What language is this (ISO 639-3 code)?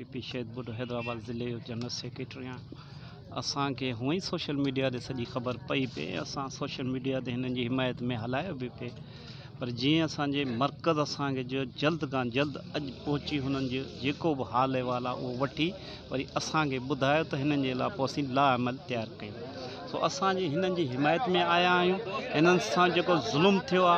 hin